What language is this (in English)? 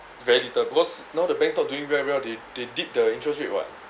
English